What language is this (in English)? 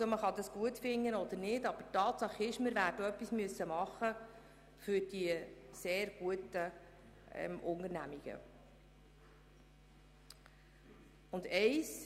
Swiss German